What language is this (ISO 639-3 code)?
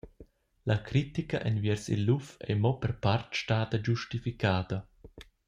roh